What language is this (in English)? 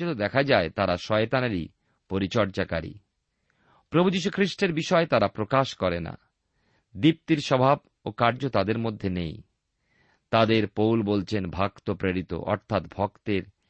Bangla